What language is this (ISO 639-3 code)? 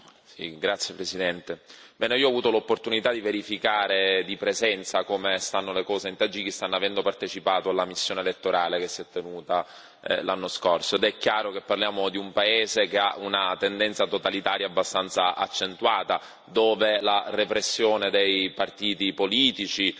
ita